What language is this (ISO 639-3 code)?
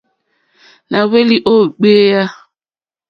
bri